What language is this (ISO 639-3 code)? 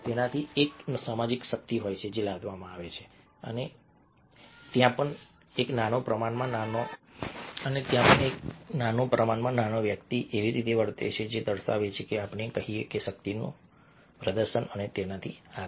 guj